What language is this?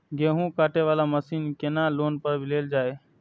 Maithili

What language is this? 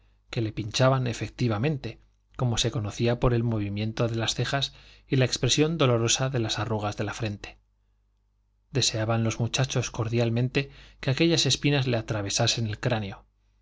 Spanish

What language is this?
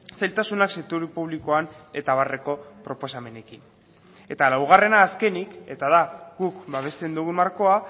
Basque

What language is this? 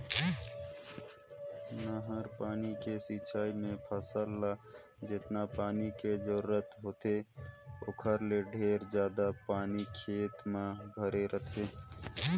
Chhattisgarhi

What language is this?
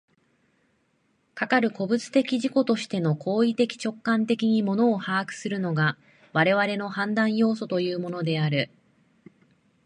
Japanese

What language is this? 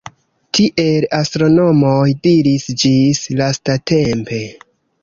Esperanto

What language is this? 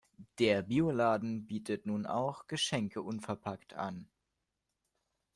German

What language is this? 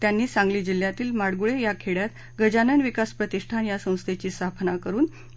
Marathi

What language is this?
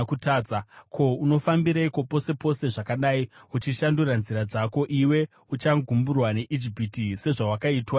Shona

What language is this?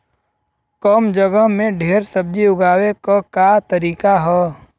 Bhojpuri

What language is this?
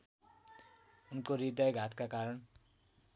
Nepali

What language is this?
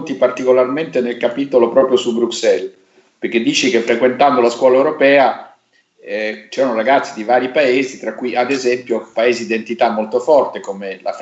Italian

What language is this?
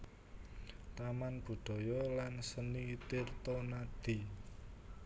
Javanese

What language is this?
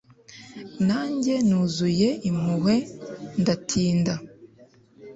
Kinyarwanda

